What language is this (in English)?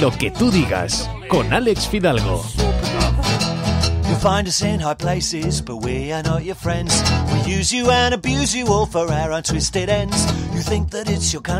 Spanish